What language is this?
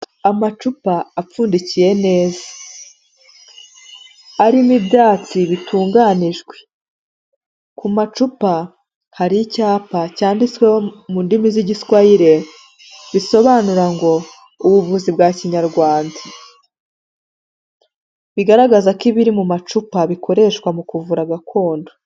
Kinyarwanda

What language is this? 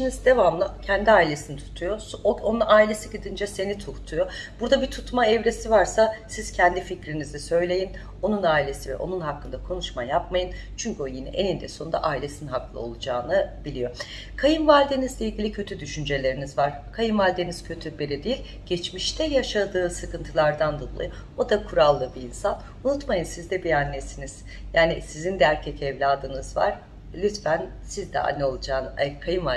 Turkish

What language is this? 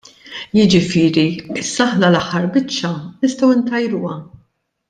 Maltese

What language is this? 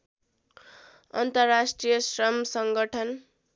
Nepali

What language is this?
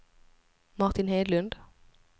Swedish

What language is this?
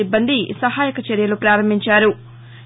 Telugu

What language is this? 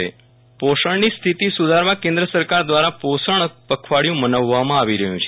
Gujarati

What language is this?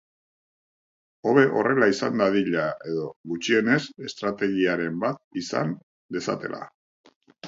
Basque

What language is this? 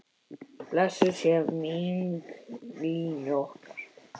Icelandic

